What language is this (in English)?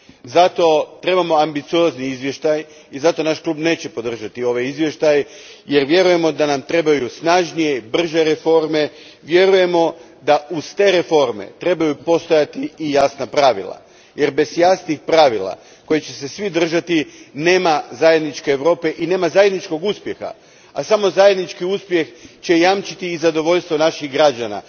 Croatian